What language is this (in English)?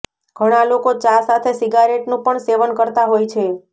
Gujarati